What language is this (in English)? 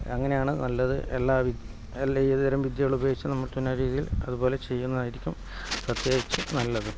Malayalam